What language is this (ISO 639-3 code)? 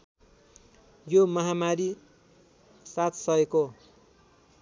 nep